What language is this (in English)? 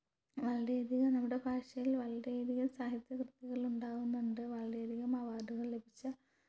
Malayalam